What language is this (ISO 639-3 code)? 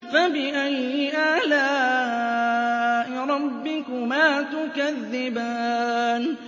ara